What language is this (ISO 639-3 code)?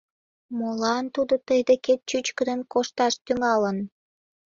chm